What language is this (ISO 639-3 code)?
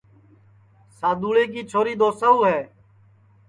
ssi